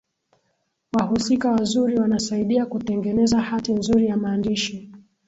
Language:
Swahili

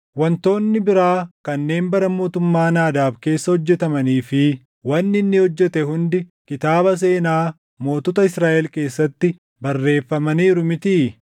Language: Oromo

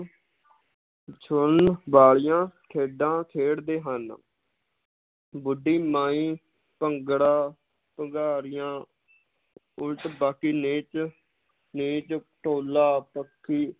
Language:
Punjabi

